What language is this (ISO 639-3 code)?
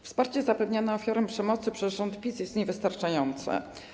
pol